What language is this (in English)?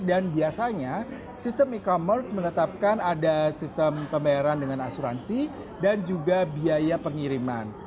Indonesian